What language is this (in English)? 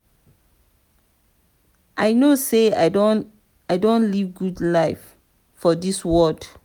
Nigerian Pidgin